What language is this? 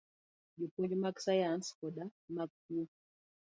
Luo (Kenya and Tanzania)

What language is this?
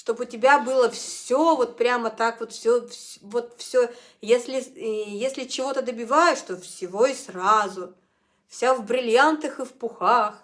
Russian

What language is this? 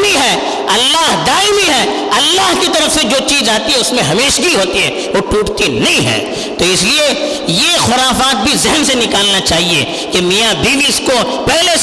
Urdu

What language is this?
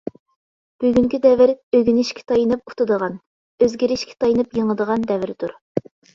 Uyghur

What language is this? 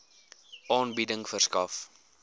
Afrikaans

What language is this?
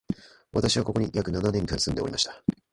Japanese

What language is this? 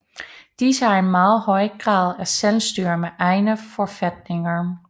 Danish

